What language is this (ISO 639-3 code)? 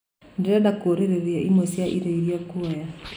kik